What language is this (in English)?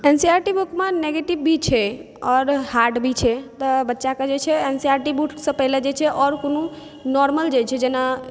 Maithili